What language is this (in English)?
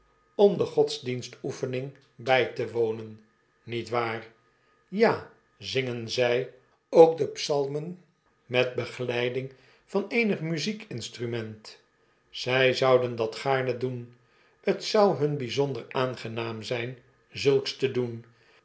Dutch